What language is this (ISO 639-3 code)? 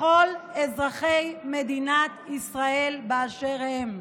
heb